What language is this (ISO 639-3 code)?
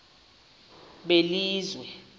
xho